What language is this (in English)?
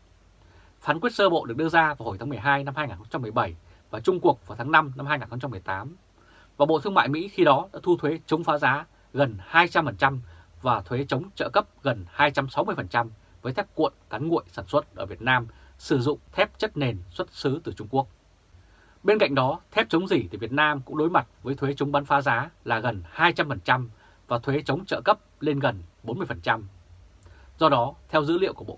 Vietnamese